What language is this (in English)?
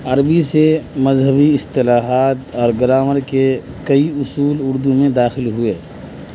Urdu